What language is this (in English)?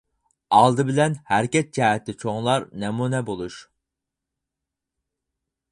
Uyghur